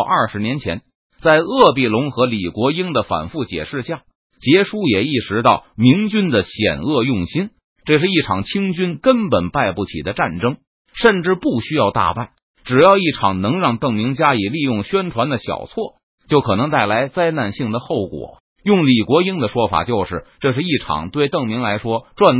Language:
Chinese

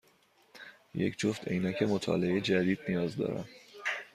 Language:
Persian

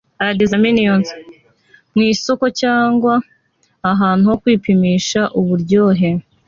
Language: Kinyarwanda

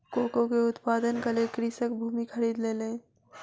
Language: Maithili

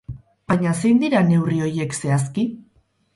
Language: Basque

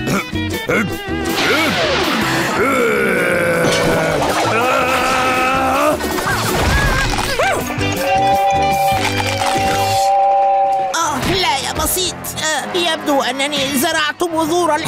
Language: Arabic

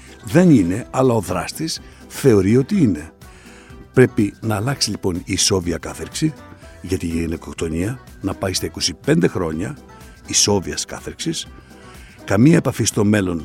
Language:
Greek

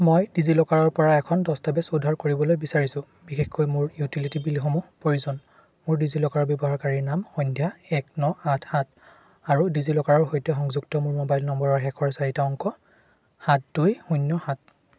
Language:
Assamese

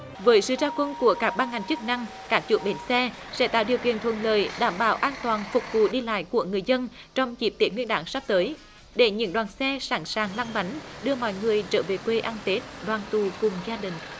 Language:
Vietnamese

